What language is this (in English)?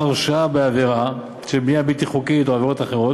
Hebrew